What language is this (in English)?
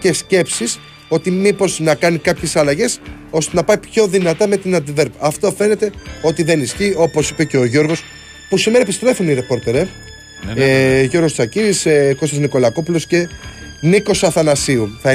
Greek